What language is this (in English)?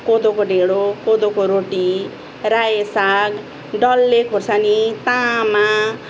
Nepali